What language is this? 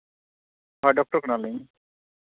Santali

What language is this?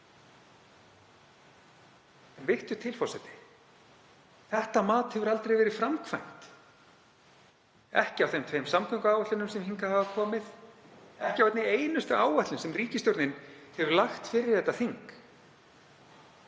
Icelandic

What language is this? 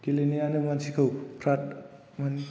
Bodo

